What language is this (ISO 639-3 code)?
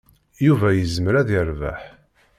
kab